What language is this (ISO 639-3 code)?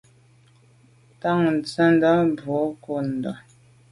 byv